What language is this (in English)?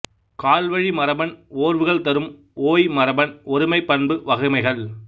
Tamil